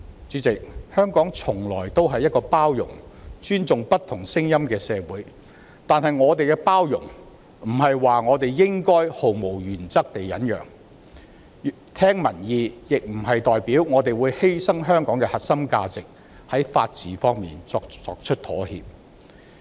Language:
Cantonese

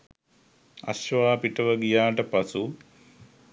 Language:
Sinhala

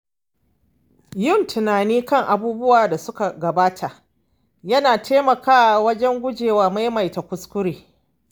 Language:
Hausa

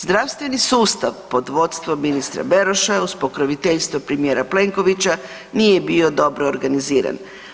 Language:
Croatian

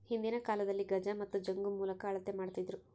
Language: Kannada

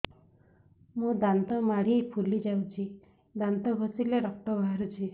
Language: Odia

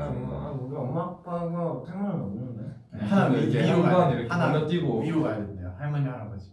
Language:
Korean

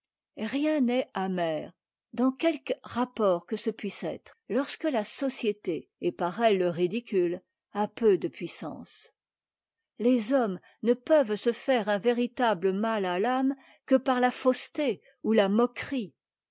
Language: French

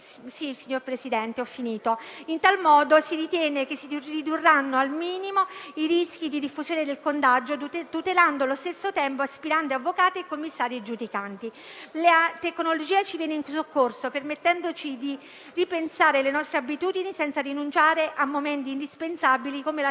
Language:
Italian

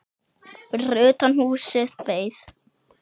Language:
Icelandic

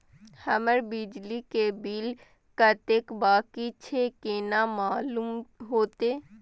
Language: Maithili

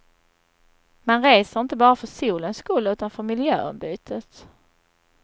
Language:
Swedish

